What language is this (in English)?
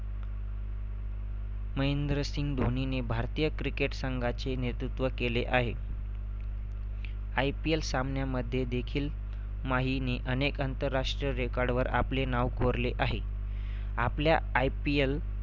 Marathi